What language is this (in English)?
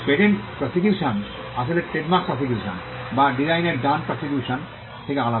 Bangla